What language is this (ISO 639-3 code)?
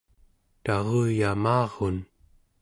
esu